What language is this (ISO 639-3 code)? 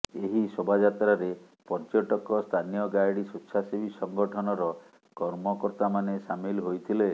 ori